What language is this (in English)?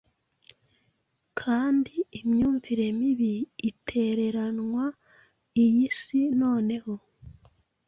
Kinyarwanda